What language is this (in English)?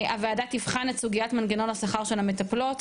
Hebrew